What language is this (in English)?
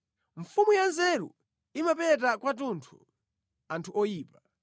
Nyanja